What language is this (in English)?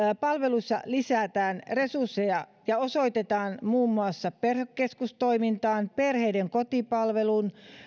Finnish